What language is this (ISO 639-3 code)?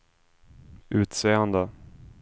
swe